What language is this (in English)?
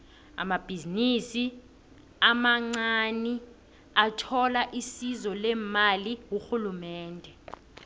South Ndebele